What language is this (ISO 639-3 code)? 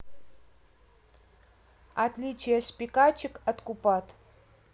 rus